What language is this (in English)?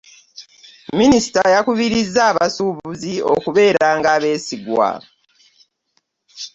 Ganda